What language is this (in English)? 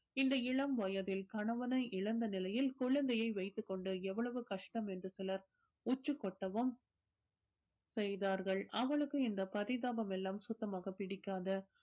Tamil